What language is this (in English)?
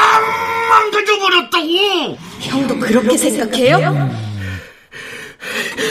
Korean